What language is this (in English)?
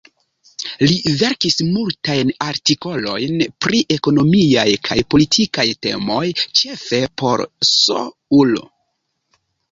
Esperanto